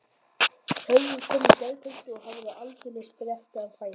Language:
Icelandic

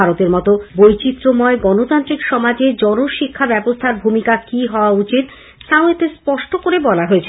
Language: Bangla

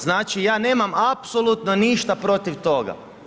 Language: Croatian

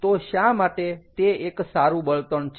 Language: Gujarati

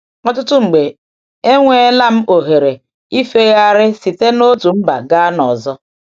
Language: Igbo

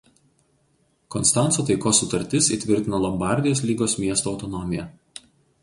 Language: Lithuanian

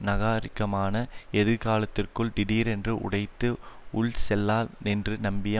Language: Tamil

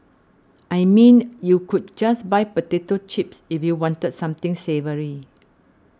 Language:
English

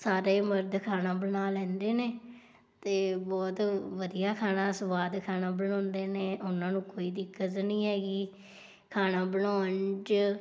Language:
Punjabi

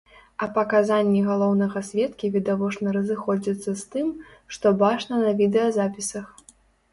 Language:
Belarusian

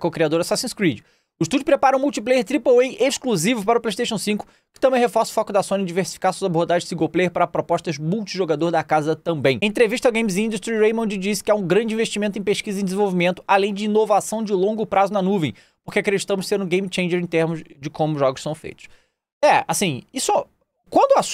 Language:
Portuguese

